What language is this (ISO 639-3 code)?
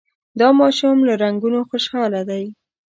pus